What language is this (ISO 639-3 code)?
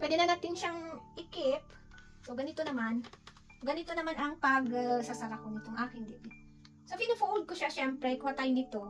fil